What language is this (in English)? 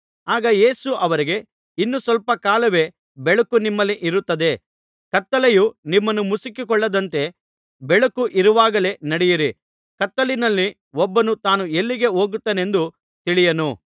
Kannada